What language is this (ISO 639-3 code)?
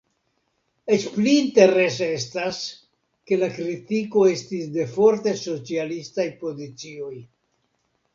epo